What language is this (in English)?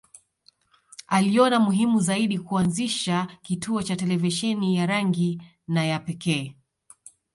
Swahili